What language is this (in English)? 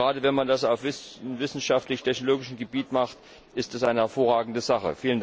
German